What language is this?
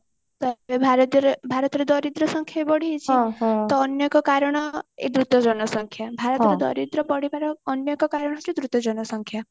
Odia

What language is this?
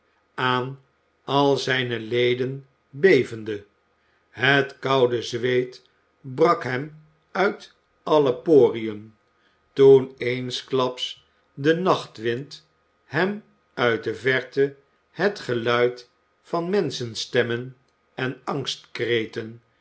Dutch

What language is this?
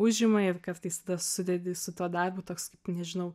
Lithuanian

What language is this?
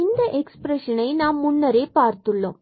Tamil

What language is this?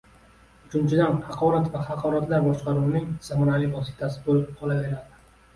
Uzbek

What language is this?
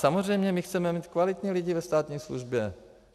Czech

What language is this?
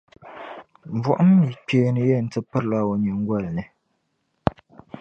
Dagbani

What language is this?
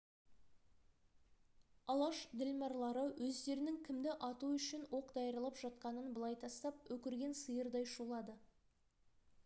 Kazakh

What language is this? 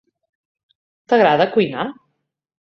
Catalan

